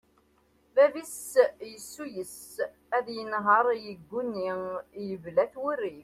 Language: Kabyle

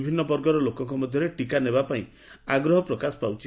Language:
Odia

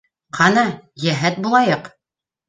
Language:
Bashkir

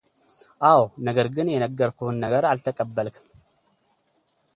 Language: Amharic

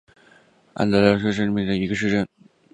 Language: Chinese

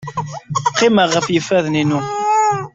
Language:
Kabyle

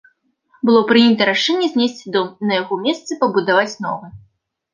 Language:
Belarusian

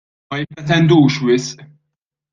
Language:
Maltese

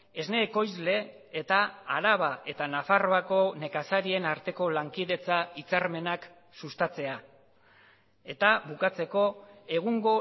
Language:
Basque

